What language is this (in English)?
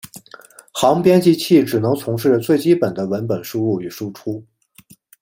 Chinese